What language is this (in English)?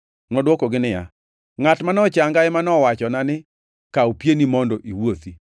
Luo (Kenya and Tanzania)